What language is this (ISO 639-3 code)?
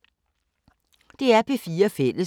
dan